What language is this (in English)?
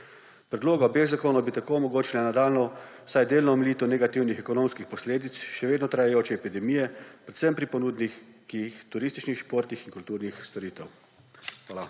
Slovenian